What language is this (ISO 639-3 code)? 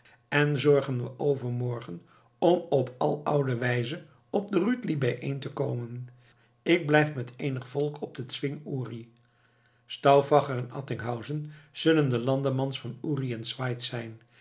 nld